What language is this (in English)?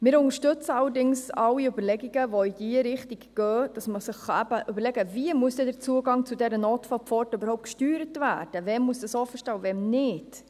Swiss German